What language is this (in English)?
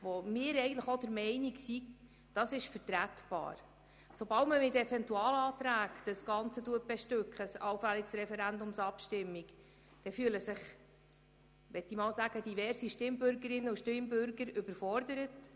Swiss German